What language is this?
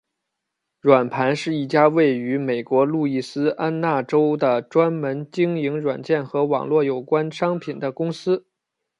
Chinese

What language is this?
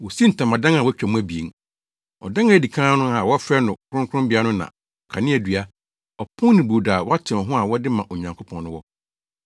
Akan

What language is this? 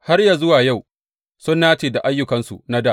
Hausa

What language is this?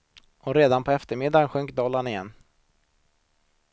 Swedish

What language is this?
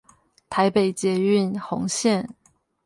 Chinese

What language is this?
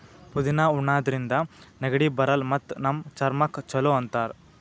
Kannada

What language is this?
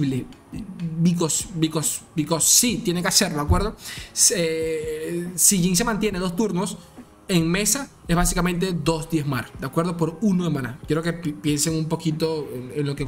Spanish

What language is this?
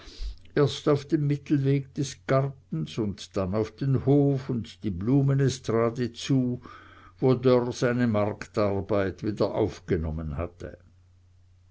German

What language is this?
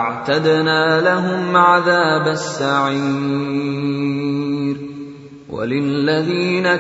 Bangla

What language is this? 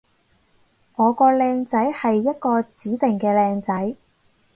Cantonese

